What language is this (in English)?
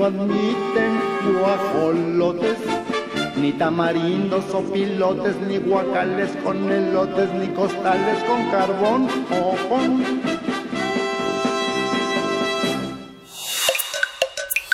Spanish